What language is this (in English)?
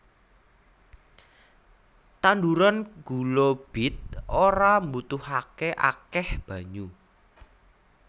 Javanese